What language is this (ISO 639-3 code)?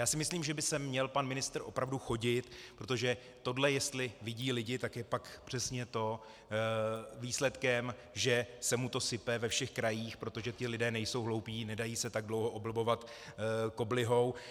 ces